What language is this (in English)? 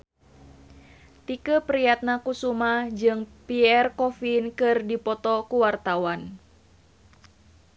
Sundanese